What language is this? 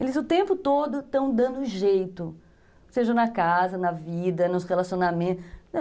Portuguese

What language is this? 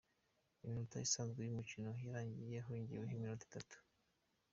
Kinyarwanda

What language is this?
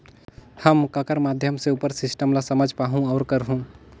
Chhattisgarhi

